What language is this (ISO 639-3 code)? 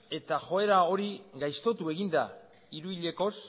eus